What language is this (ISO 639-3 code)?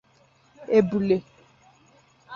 ibo